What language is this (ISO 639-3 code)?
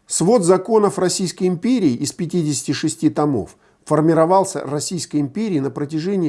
rus